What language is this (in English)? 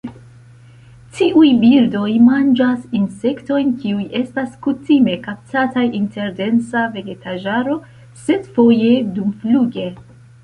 Esperanto